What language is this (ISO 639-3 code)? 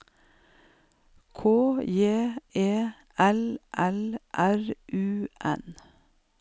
nor